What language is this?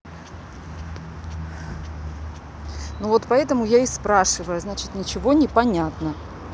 Russian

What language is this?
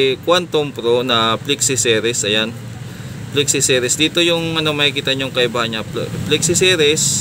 Filipino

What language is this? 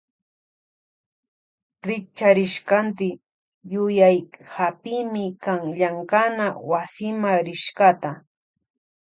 Loja Highland Quichua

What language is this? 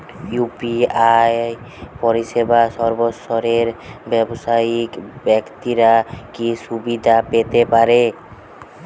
Bangla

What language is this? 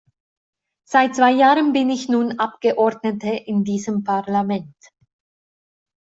German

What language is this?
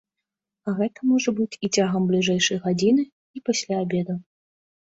Belarusian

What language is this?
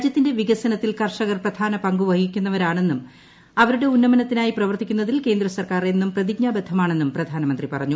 Malayalam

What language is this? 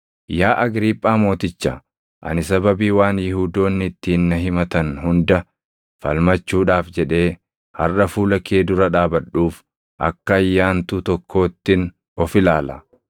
Oromo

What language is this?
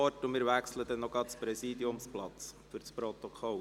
Swiss German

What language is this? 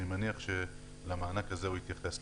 Hebrew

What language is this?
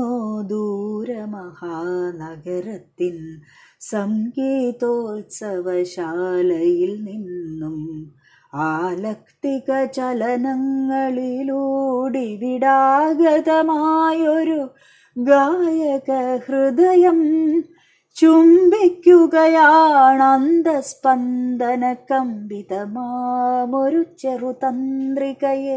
Malayalam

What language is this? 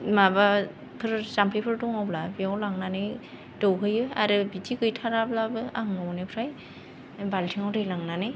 Bodo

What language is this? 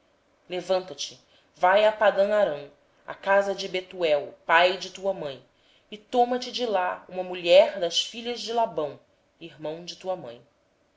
Portuguese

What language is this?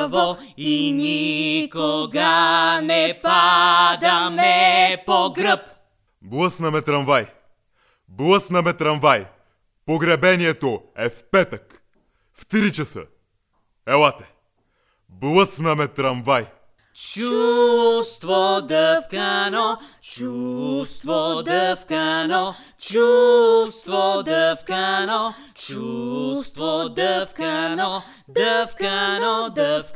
Bulgarian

